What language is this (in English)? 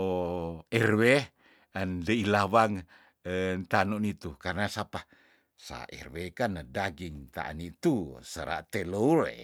Tondano